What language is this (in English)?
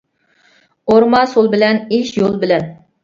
Uyghur